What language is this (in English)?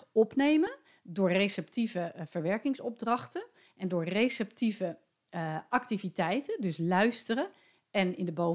Dutch